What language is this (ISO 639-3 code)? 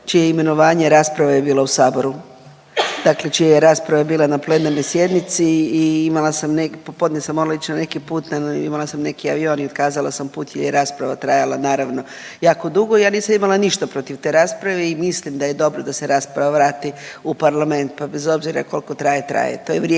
hrv